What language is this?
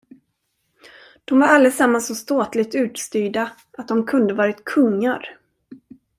Swedish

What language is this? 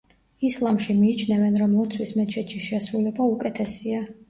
Georgian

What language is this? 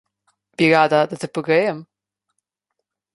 Slovenian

